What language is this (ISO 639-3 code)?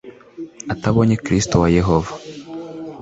kin